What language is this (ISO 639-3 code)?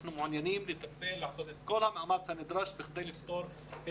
heb